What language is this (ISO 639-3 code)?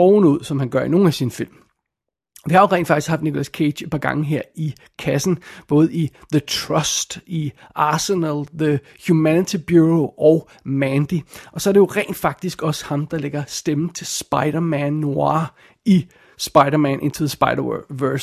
dan